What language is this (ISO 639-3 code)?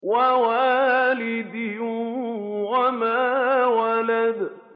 ara